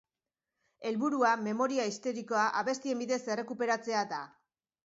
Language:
Basque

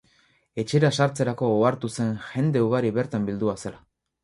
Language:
Basque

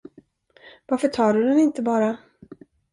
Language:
Swedish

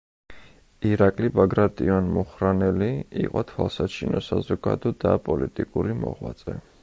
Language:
Georgian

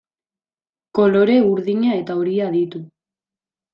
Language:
Basque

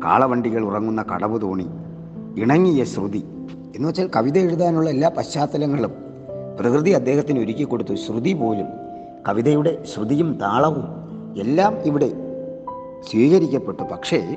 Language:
Malayalam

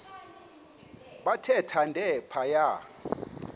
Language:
Xhosa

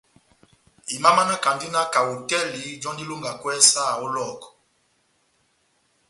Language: Batanga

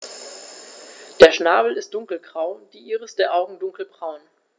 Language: German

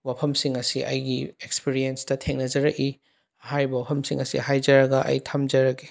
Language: Manipuri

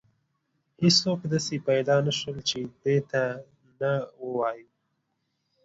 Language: Pashto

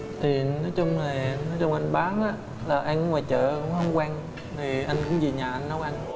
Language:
Vietnamese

